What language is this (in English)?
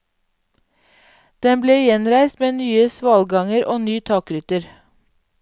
Norwegian